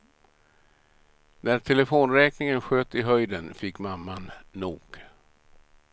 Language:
Swedish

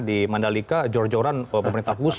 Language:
Indonesian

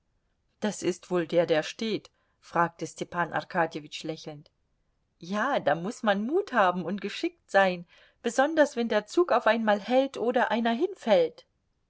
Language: German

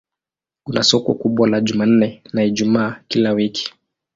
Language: Swahili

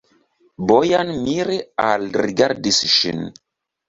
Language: Esperanto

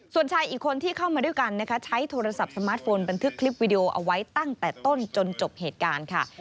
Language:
Thai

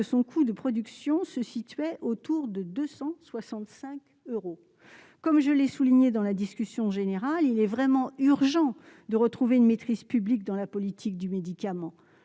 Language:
French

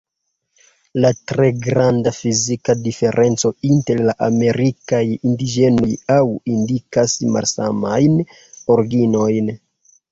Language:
Esperanto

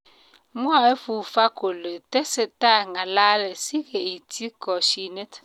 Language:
Kalenjin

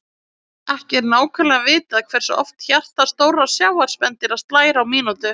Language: Icelandic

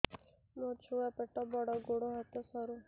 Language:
Odia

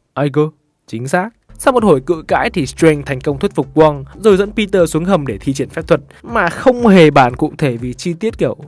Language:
Vietnamese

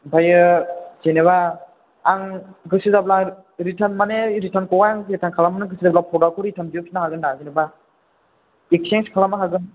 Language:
Bodo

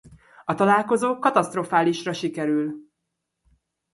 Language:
Hungarian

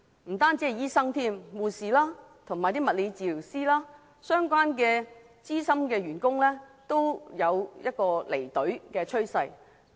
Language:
Cantonese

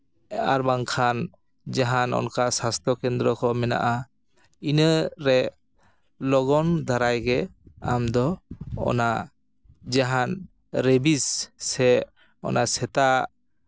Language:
Santali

